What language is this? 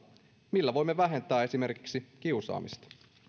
Finnish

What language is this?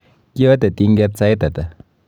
Kalenjin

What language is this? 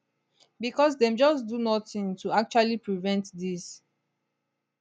Nigerian Pidgin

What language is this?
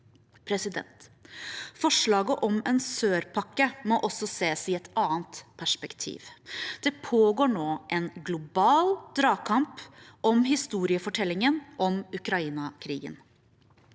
Norwegian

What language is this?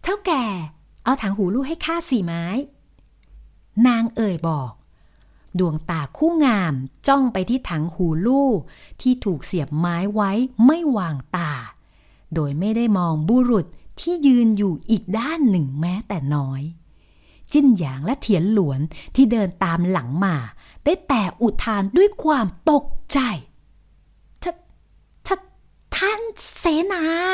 Thai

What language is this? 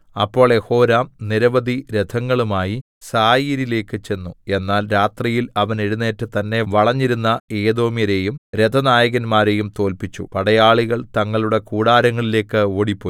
Malayalam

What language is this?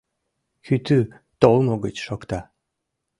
Mari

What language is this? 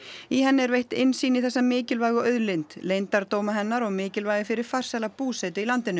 Icelandic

